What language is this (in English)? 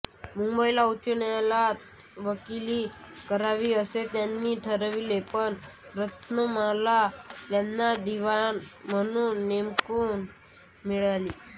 Marathi